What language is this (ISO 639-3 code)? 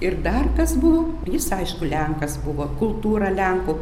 lit